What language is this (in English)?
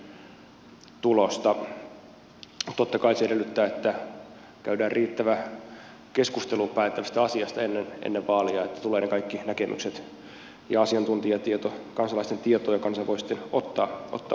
Finnish